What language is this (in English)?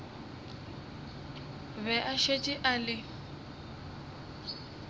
Northern Sotho